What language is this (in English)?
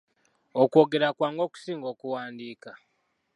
Ganda